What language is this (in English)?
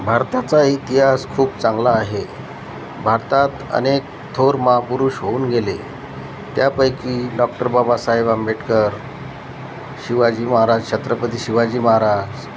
Marathi